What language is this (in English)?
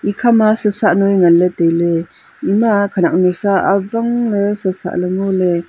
Wancho Naga